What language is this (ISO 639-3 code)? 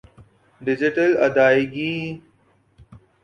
urd